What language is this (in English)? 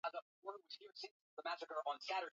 Swahili